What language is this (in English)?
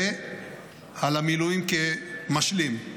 Hebrew